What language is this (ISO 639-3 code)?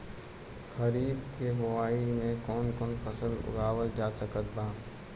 bho